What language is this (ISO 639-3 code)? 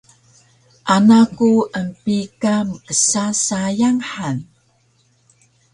trv